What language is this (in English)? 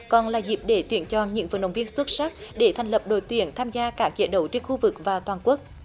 Vietnamese